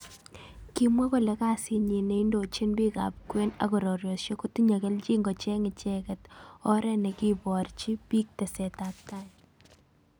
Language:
Kalenjin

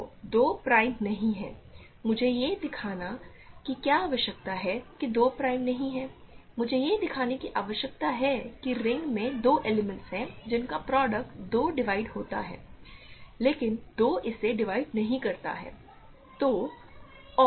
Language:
Hindi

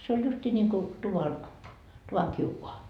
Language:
Finnish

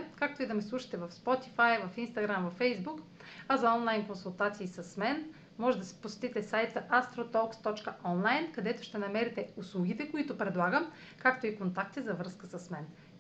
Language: Bulgarian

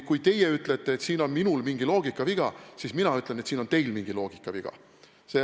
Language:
Estonian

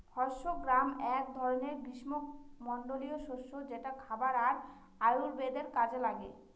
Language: Bangla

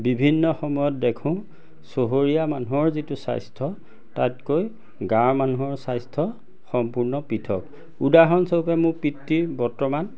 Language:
Assamese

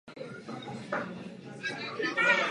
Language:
Czech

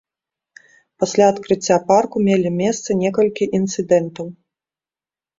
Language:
Belarusian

